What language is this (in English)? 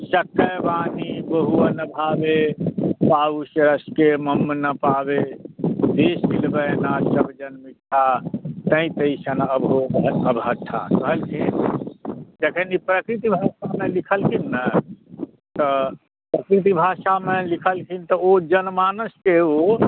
Maithili